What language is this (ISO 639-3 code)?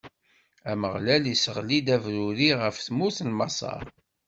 kab